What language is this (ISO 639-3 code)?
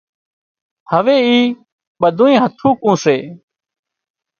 kxp